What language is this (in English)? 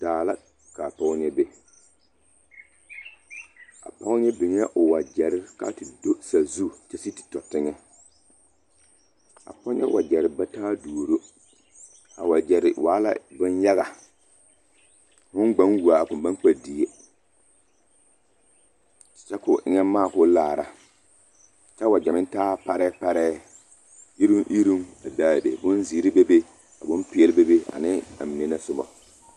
Southern Dagaare